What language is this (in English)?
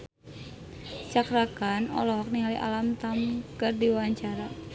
Sundanese